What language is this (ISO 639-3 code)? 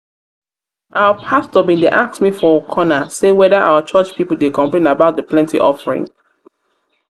pcm